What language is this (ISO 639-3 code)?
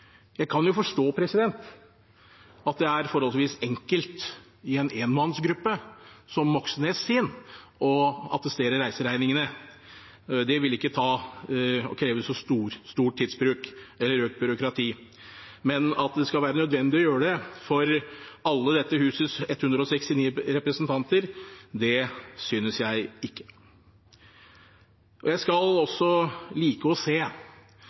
nob